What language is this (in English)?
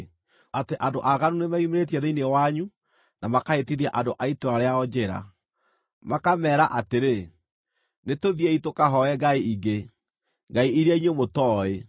Kikuyu